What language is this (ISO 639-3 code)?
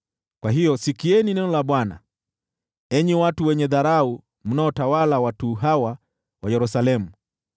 swa